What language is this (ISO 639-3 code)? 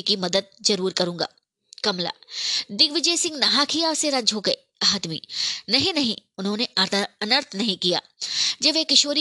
hin